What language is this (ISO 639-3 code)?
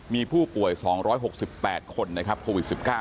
tha